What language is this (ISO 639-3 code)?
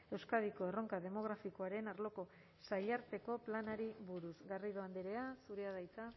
eus